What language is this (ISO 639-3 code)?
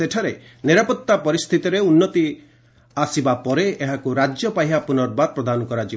ori